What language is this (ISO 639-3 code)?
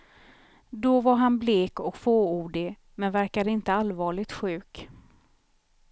swe